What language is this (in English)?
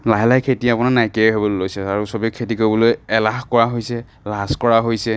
Assamese